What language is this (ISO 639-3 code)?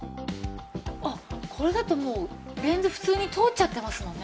jpn